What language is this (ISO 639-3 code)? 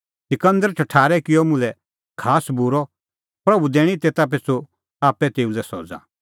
kfx